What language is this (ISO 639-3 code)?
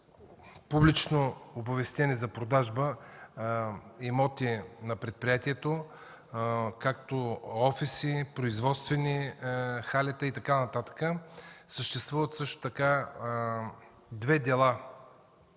bul